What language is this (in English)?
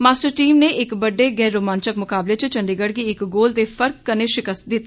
Dogri